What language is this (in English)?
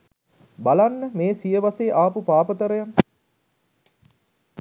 Sinhala